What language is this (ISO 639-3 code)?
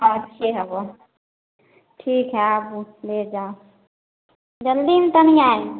mai